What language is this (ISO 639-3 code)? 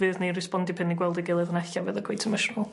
cym